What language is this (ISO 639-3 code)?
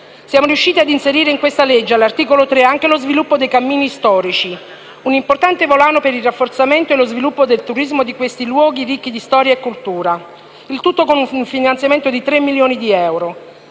ita